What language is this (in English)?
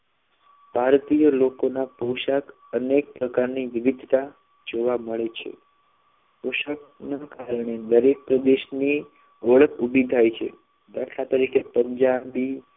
Gujarati